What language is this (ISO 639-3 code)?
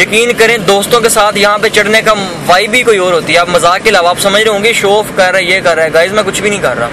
urd